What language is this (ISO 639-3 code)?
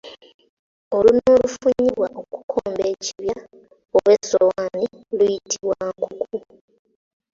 lug